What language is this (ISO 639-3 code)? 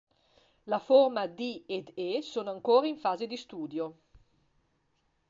ita